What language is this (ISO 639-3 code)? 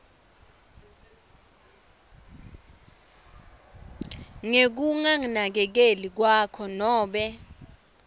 ssw